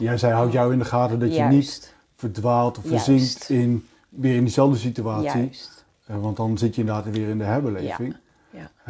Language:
Dutch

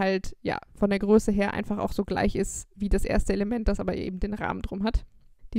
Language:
German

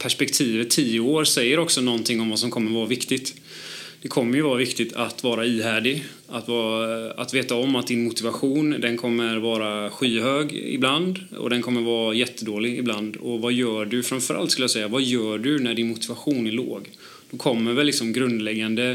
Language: Swedish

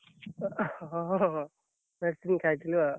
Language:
Odia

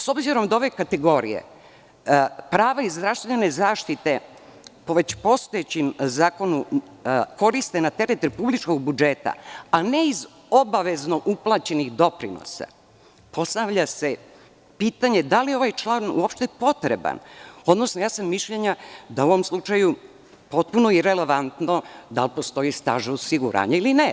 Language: Serbian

